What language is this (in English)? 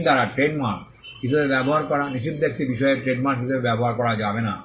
Bangla